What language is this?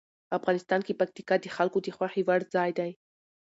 Pashto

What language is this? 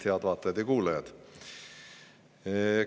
Estonian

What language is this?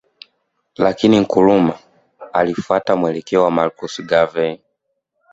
Swahili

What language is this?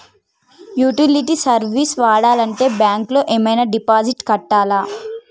Telugu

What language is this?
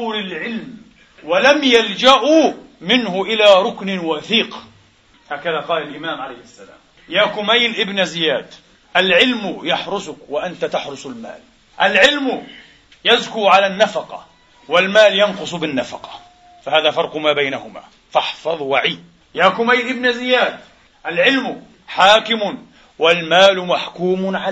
Arabic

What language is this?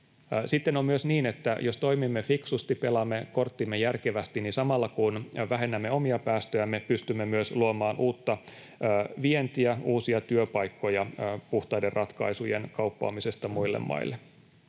Finnish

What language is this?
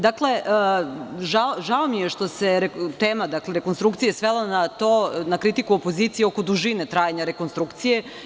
Serbian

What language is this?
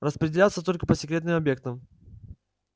Russian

